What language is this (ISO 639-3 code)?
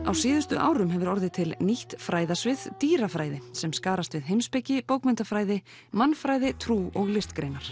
isl